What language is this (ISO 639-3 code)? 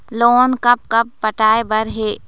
hne